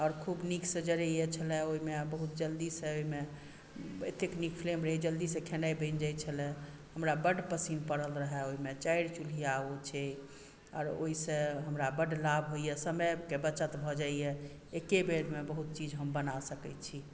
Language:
Maithili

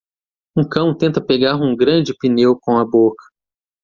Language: Portuguese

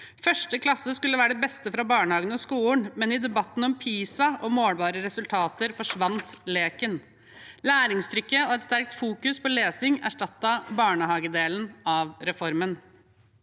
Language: Norwegian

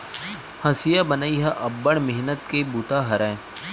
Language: Chhattisgarhi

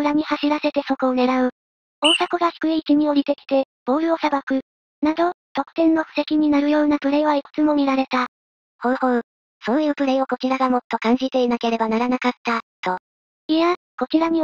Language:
Japanese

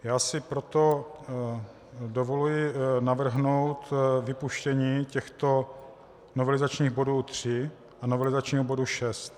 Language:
Czech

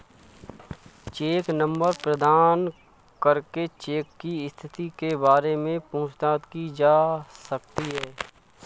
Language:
Hindi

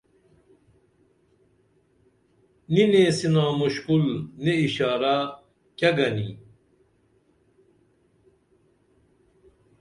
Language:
Dameli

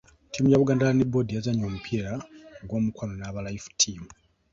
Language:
Ganda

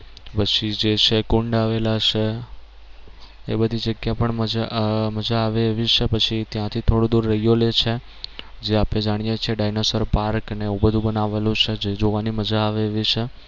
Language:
Gujarati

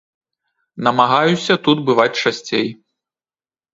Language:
Belarusian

